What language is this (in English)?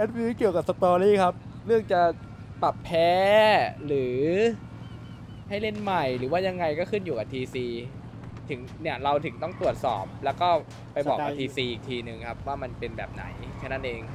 Thai